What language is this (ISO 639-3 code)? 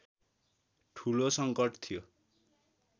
nep